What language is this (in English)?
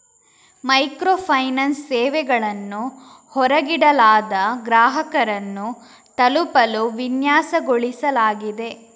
Kannada